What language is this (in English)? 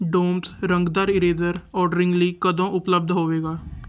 Punjabi